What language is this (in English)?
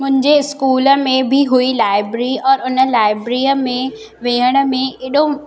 Sindhi